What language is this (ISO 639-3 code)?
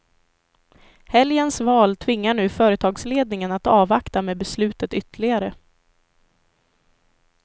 swe